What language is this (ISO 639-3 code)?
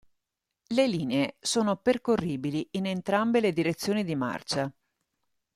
ita